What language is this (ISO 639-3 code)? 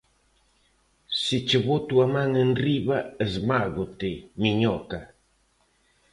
glg